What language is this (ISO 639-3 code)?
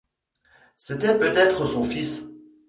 fra